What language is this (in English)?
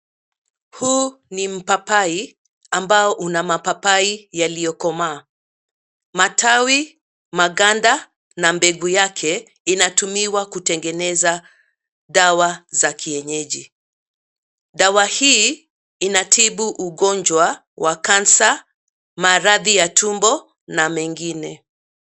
Swahili